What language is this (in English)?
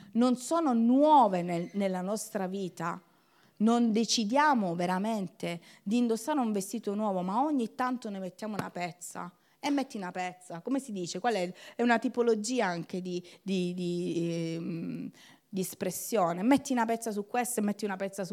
Italian